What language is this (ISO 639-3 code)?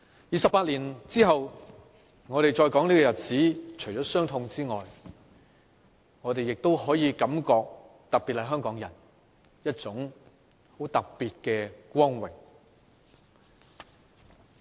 yue